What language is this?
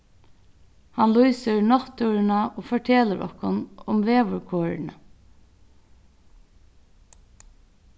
Faroese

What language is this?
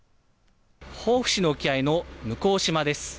Japanese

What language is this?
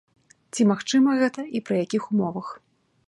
Belarusian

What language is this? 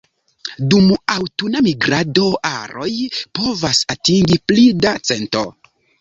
Esperanto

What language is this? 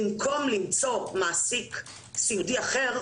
Hebrew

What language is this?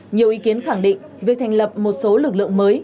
Vietnamese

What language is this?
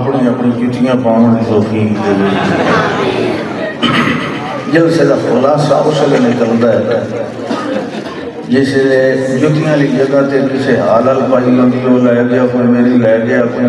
Arabic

